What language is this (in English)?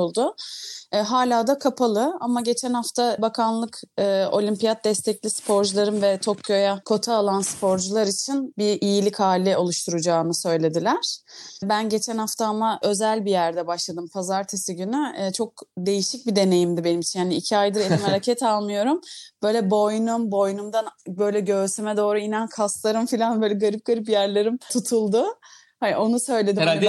Turkish